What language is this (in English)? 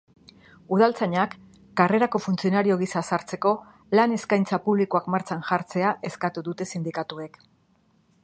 Basque